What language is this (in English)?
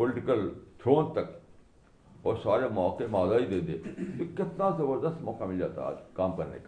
Urdu